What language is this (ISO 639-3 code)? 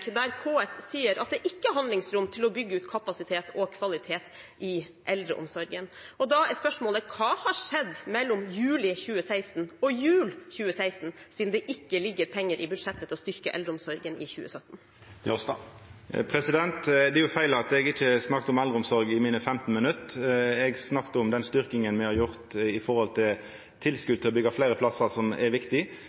nor